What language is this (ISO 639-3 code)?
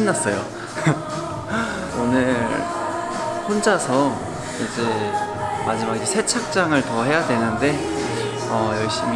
kor